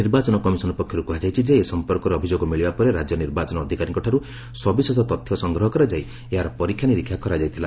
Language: Odia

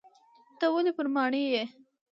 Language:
Pashto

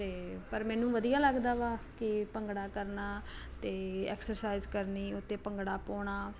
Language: Punjabi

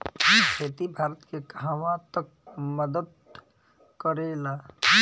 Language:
Bhojpuri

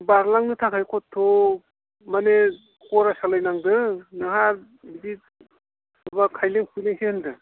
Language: Bodo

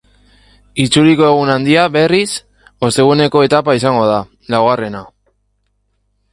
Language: Basque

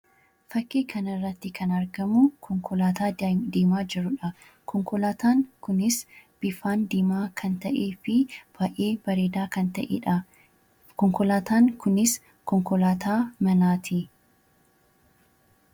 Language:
Oromo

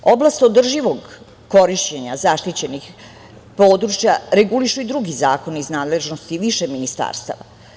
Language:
Serbian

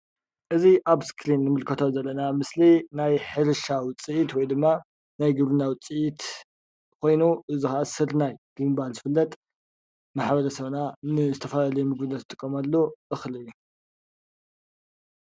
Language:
Tigrinya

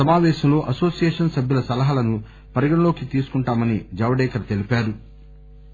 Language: Telugu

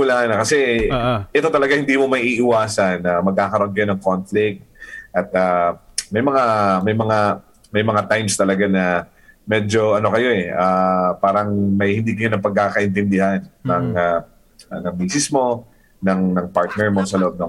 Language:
Filipino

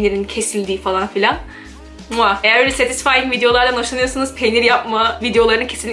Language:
Turkish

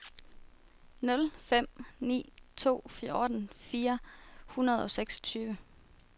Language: Danish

